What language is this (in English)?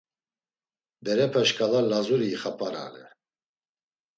Laz